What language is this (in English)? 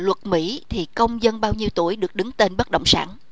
Vietnamese